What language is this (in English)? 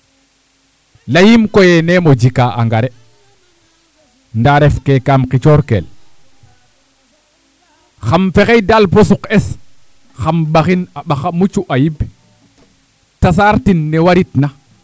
Serer